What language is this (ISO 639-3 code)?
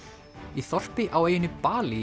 isl